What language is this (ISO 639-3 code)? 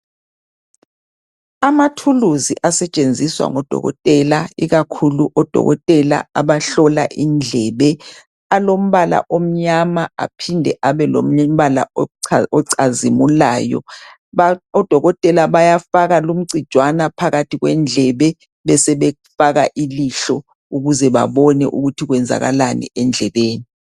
nde